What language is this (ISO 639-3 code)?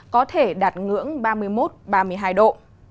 vie